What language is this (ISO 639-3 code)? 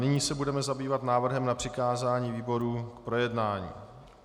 ces